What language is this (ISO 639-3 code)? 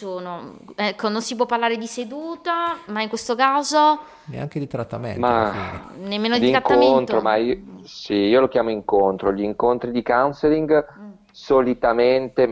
ita